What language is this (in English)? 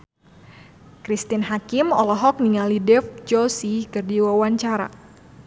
Sundanese